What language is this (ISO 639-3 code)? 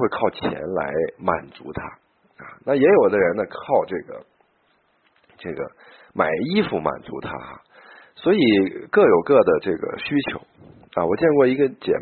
zho